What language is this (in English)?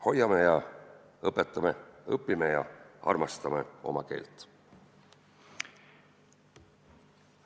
Estonian